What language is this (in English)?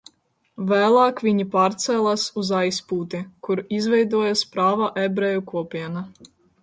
Latvian